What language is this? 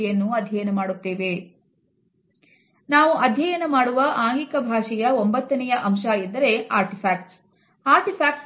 Kannada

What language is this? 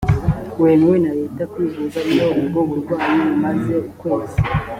Kinyarwanda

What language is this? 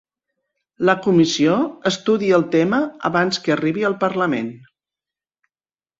Catalan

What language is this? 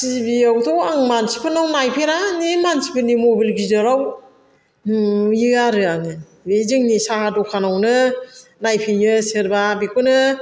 Bodo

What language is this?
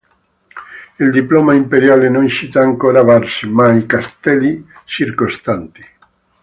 Italian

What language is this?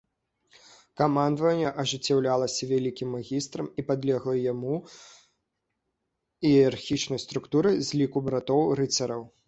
Belarusian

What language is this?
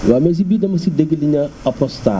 Wolof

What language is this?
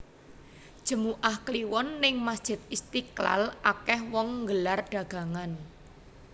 Javanese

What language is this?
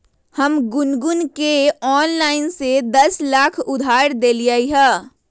Magahi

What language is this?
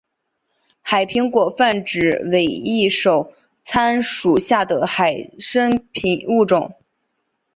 Chinese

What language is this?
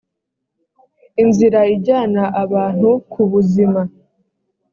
Kinyarwanda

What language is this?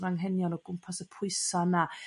Welsh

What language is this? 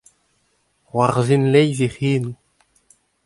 Breton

